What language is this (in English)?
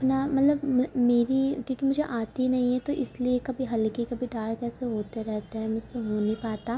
Urdu